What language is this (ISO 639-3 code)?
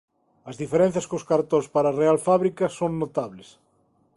glg